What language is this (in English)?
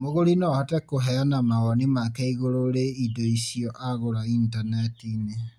Kikuyu